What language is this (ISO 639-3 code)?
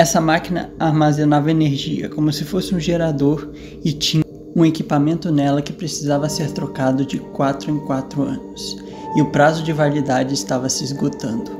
por